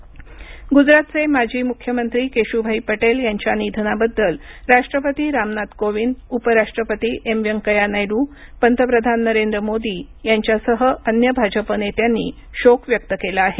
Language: Marathi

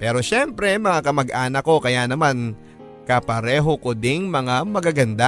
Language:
Filipino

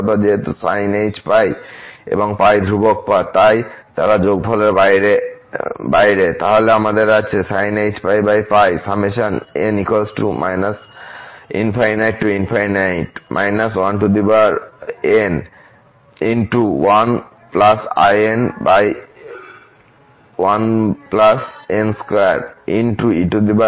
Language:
Bangla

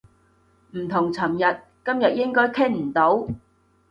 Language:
Cantonese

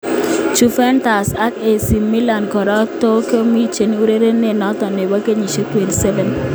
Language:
Kalenjin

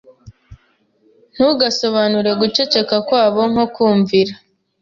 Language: Kinyarwanda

